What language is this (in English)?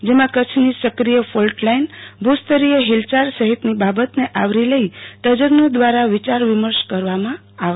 Gujarati